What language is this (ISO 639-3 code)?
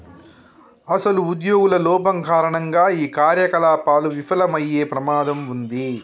tel